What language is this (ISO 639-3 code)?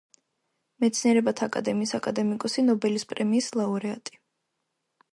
kat